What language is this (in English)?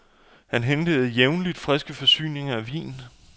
Danish